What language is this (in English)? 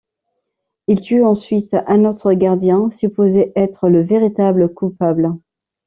French